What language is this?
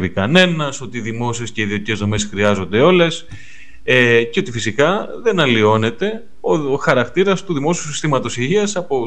Greek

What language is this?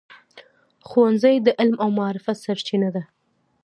Pashto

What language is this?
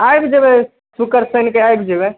Maithili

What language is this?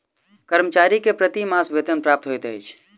Maithili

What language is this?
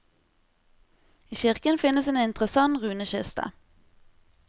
Norwegian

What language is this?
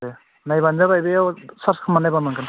Bodo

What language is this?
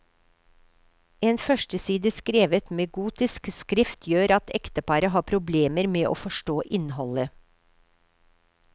Norwegian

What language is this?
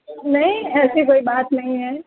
Urdu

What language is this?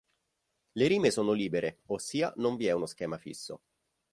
Italian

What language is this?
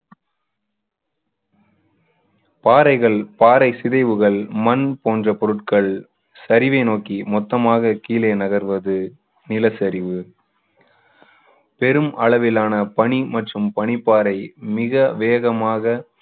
Tamil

